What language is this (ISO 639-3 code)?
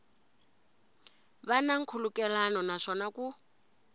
tso